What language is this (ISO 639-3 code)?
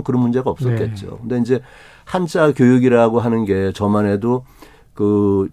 kor